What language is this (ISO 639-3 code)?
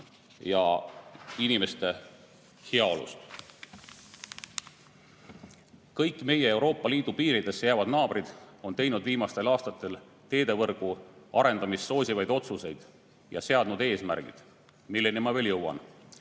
est